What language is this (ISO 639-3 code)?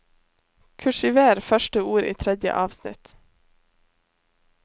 nor